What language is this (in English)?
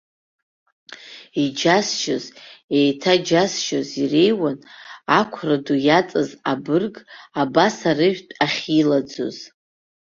Abkhazian